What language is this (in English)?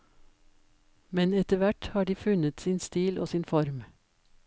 Norwegian